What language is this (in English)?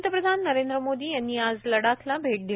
Marathi